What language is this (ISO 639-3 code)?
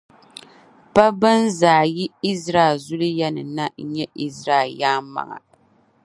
dag